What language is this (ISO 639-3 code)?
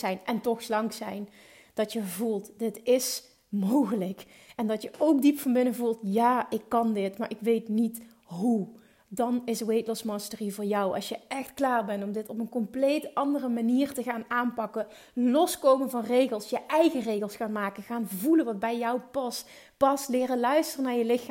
nld